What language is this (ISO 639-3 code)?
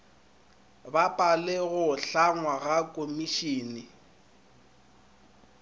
nso